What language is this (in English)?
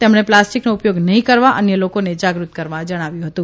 Gujarati